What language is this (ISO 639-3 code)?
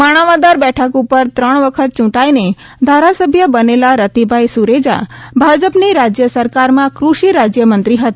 guj